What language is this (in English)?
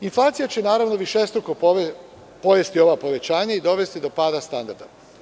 Serbian